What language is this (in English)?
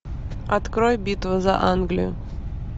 Russian